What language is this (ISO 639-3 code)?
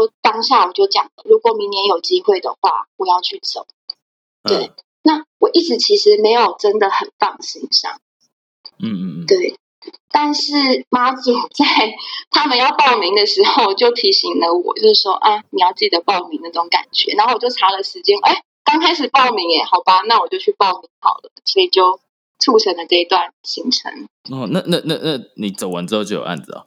zho